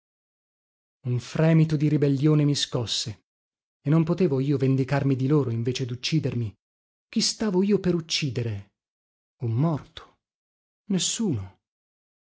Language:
Italian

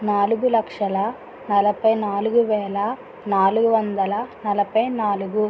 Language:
Telugu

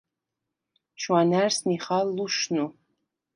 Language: Svan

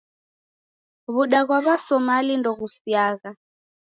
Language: Taita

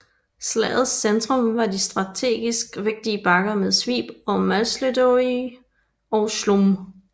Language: Danish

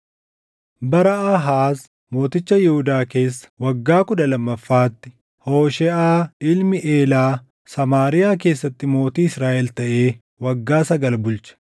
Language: Oromo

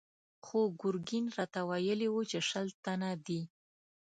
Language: Pashto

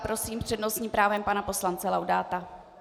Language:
Czech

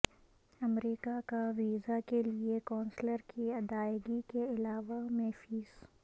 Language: Urdu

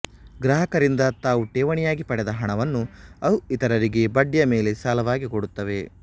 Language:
Kannada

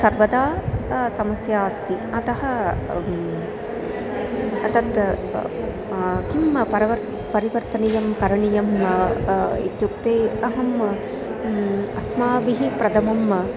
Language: Sanskrit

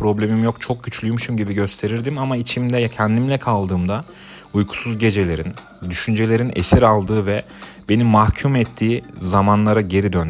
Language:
Turkish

